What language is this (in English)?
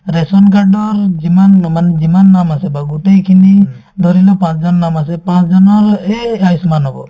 Assamese